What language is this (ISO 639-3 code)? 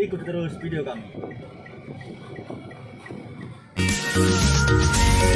ind